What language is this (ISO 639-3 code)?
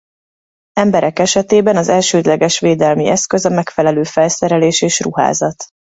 hun